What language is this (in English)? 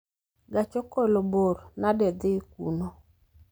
Luo (Kenya and Tanzania)